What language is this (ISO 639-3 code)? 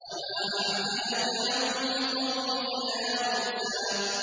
ara